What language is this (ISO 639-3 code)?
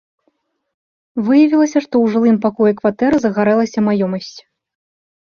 bel